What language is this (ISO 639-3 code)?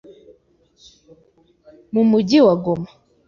kin